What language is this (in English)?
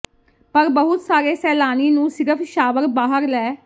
Punjabi